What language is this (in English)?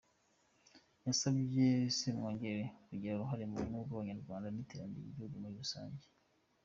Kinyarwanda